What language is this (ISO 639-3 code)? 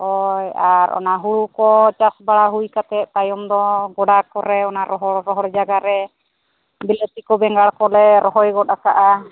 sat